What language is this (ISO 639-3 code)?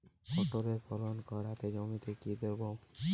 ben